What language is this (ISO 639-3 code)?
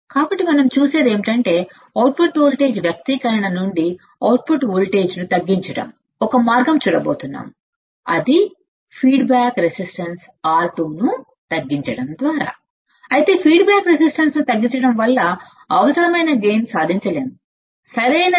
tel